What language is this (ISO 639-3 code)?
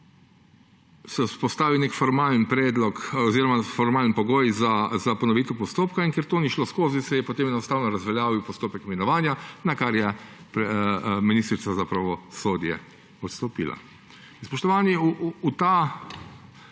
slv